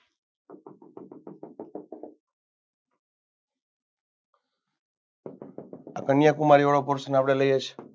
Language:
Gujarati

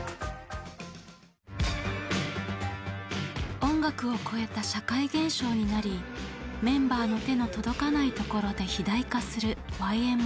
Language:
Japanese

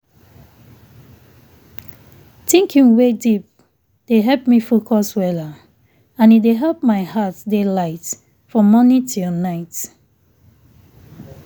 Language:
Nigerian Pidgin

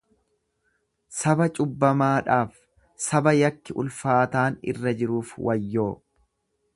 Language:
Oromo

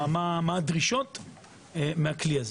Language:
Hebrew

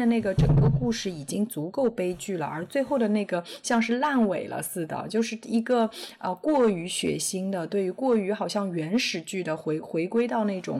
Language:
Chinese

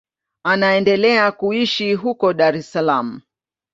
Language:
Swahili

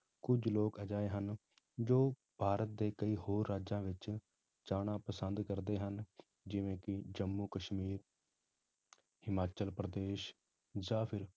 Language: Punjabi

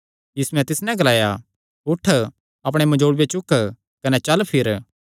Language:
Kangri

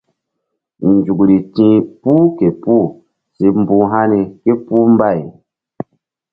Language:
Mbum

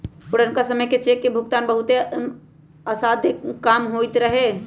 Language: Magahi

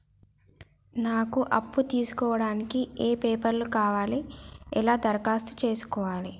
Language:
Telugu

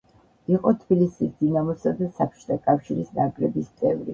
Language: Georgian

